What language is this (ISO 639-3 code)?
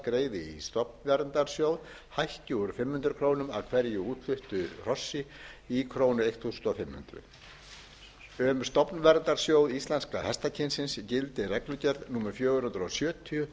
isl